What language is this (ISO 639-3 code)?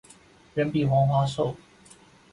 zho